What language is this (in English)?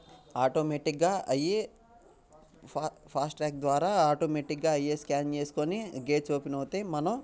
Telugu